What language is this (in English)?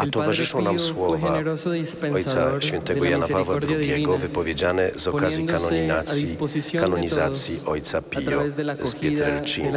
Polish